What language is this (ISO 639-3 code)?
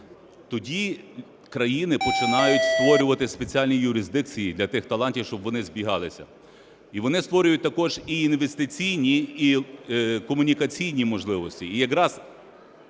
ukr